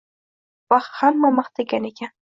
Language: Uzbek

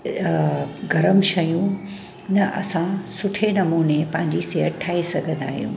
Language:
Sindhi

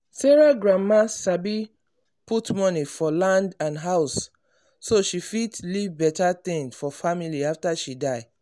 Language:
Nigerian Pidgin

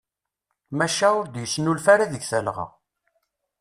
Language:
Kabyle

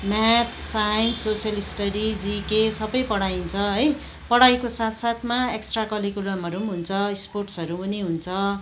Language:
Nepali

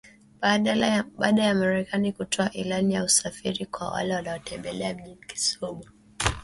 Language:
Swahili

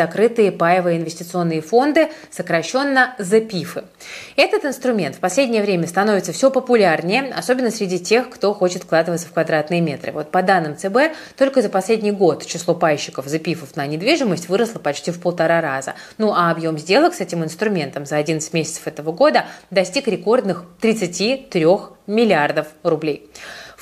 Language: Russian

